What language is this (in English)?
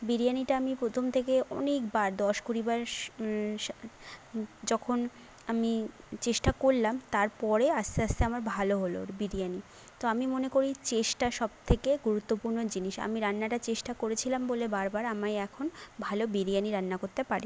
Bangla